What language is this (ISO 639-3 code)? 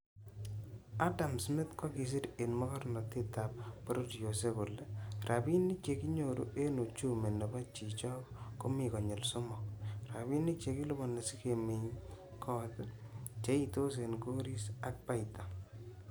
kln